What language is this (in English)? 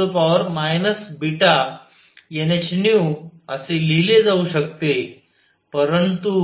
Marathi